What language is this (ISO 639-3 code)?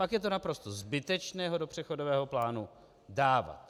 ces